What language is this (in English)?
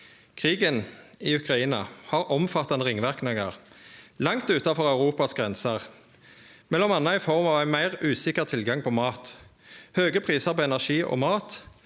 Norwegian